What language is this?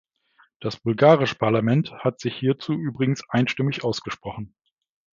German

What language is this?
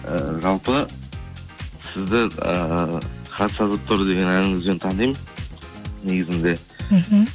Kazakh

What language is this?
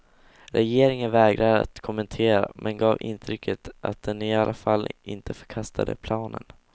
Swedish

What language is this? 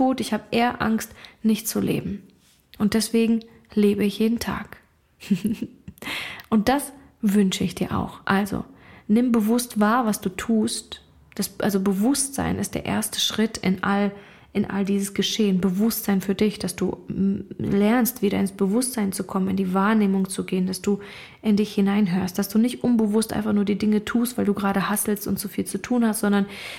German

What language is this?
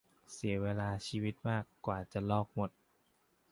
Thai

